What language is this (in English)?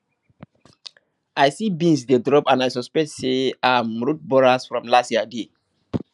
Nigerian Pidgin